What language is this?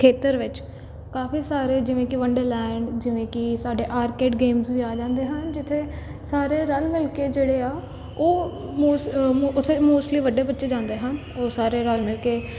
Punjabi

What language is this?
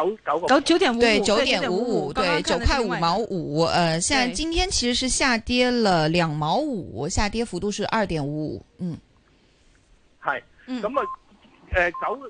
Chinese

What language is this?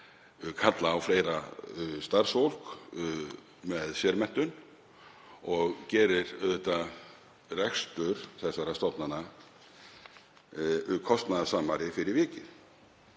Icelandic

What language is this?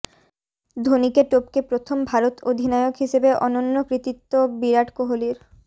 Bangla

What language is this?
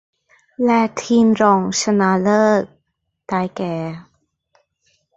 Thai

